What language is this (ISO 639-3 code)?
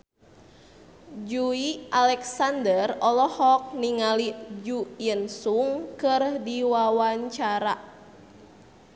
sun